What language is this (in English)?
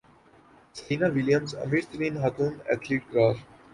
Urdu